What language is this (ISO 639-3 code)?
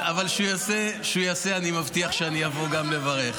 heb